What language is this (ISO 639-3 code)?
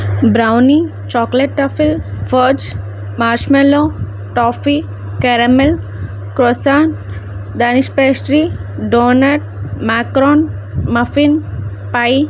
tel